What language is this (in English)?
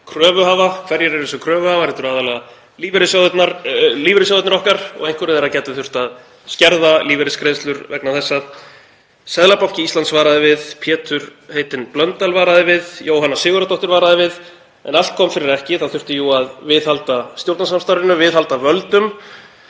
Icelandic